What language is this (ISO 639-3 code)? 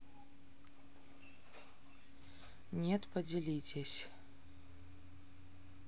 rus